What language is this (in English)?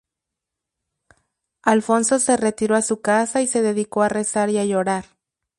Spanish